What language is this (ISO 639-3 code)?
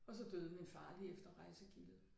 dan